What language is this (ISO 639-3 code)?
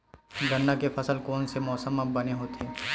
hne